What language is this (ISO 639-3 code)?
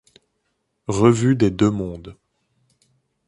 fra